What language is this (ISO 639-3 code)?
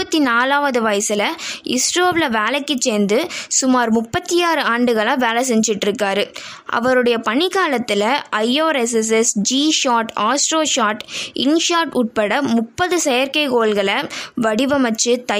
tam